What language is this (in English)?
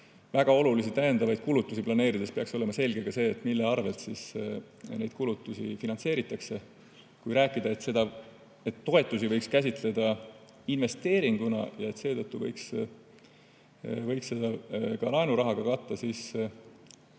Estonian